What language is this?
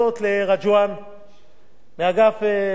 Hebrew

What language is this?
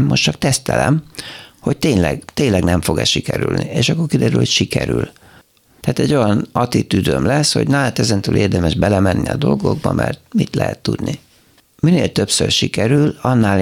Hungarian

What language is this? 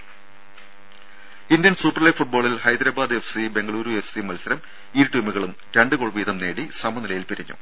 Malayalam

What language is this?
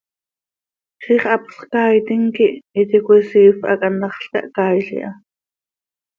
Seri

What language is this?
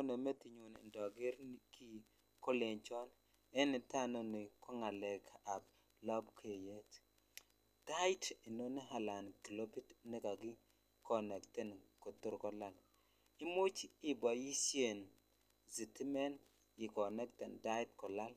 Kalenjin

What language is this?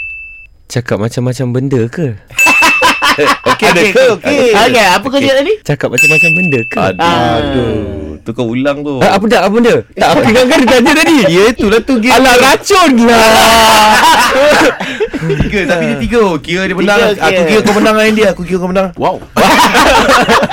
Malay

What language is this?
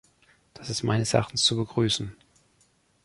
German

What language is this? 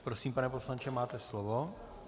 Czech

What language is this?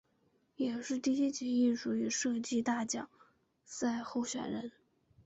Chinese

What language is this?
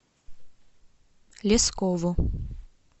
Russian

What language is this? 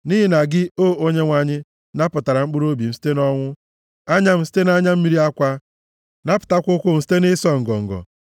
Igbo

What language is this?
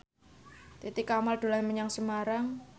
Javanese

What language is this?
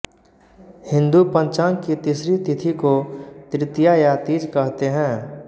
Hindi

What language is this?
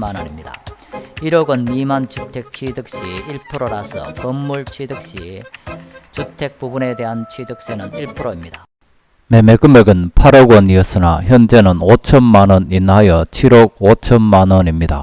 Korean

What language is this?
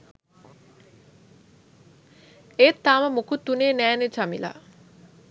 Sinhala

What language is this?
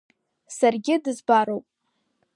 Abkhazian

